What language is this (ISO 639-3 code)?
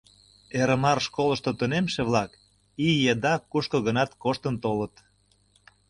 chm